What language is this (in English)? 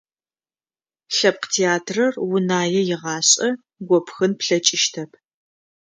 Adyghe